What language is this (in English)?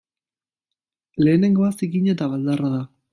Basque